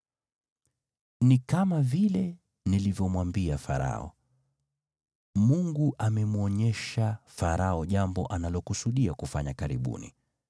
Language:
Swahili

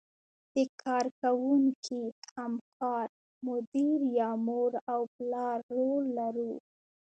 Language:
Pashto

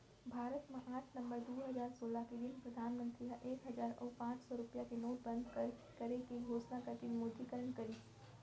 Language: Chhattisgarhi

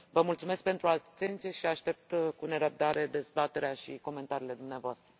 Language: Romanian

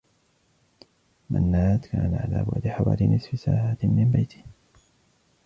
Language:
Arabic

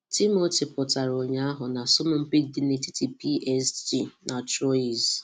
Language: Igbo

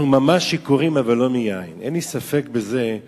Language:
Hebrew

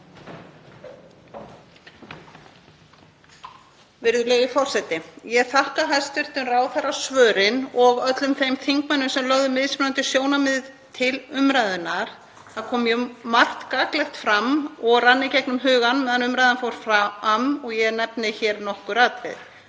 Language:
Icelandic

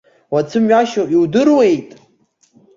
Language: Abkhazian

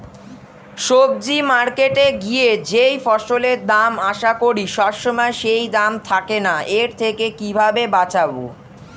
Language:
Bangla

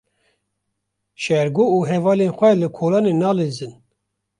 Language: Kurdish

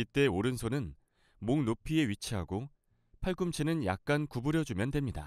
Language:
Korean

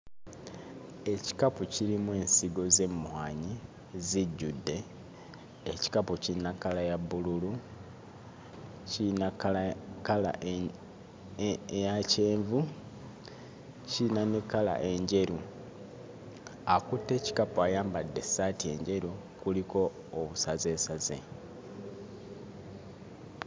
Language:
Ganda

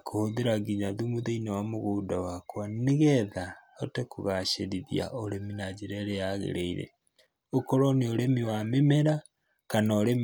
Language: Kikuyu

